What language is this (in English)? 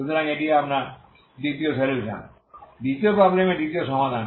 Bangla